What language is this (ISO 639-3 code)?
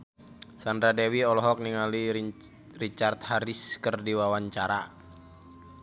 sun